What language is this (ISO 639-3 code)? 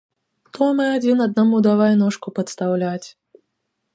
bel